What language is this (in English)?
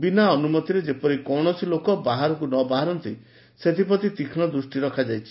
Odia